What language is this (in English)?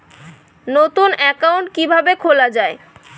Bangla